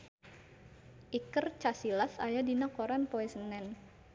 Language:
Sundanese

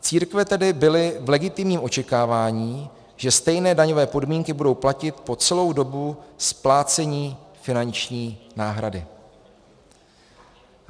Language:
Czech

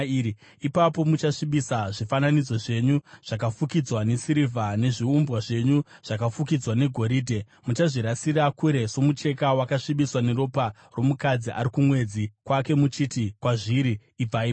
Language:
Shona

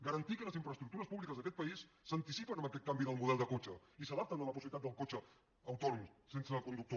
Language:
Catalan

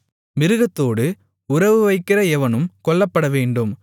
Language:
Tamil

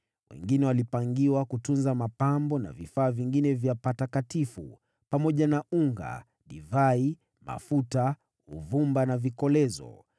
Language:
Swahili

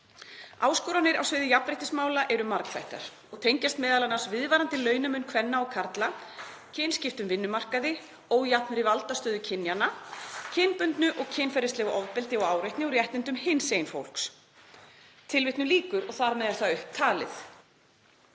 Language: Icelandic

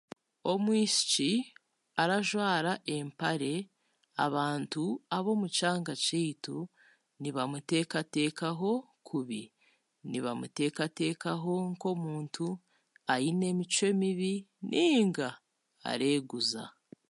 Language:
Chiga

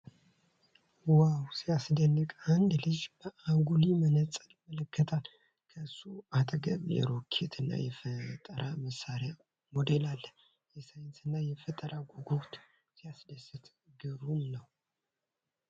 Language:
Amharic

